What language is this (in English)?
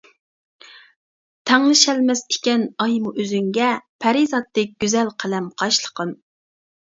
Uyghur